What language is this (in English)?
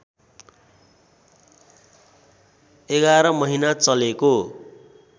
Nepali